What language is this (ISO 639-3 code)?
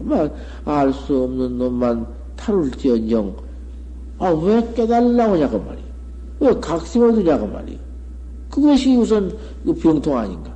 kor